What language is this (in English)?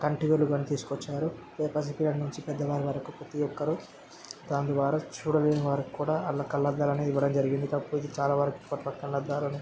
Telugu